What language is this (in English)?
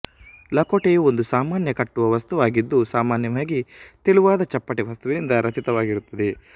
Kannada